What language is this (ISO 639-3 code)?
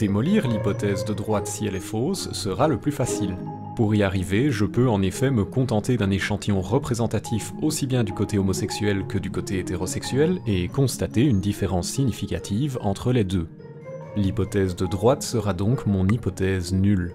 fra